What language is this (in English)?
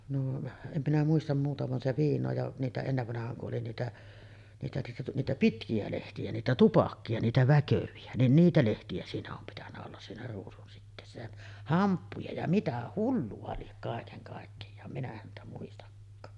Finnish